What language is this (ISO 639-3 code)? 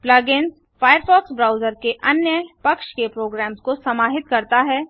hin